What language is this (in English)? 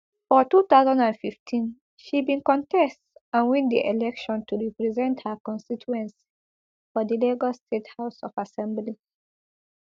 Nigerian Pidgin